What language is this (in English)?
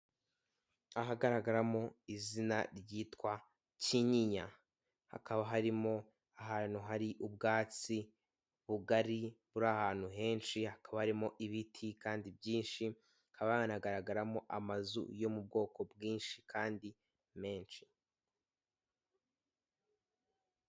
Kinyarwanda